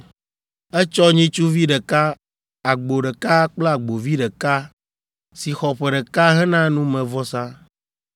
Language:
Ewe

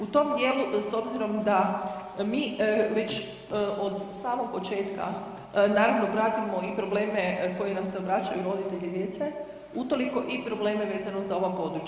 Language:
Croatian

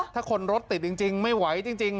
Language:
Thai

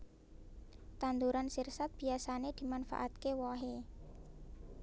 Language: Javanese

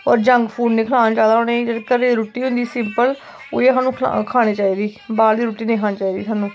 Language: Dogri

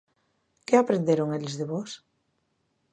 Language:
Galician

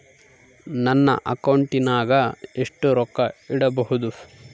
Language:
Kannada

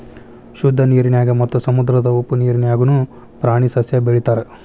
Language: Kannada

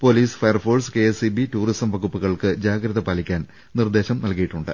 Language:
Malayalam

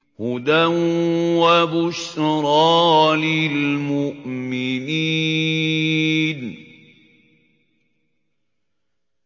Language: Arabic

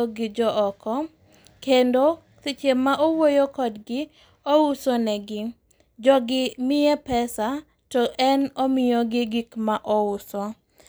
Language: Luo (Kenya and Tanzania)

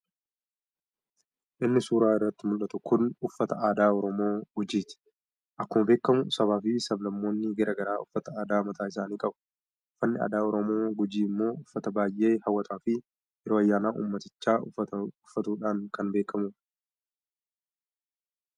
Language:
Oromo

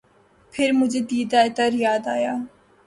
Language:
Urdu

